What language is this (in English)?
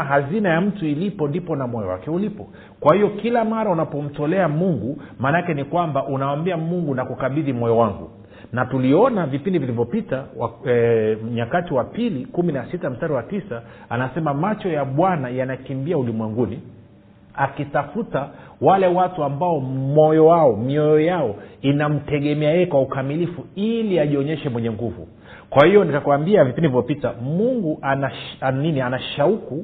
Swahili